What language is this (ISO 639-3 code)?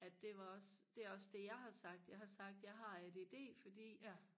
dan